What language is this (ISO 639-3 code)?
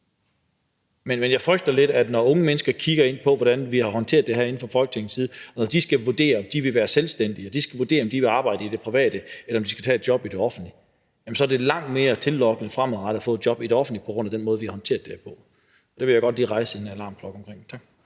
dan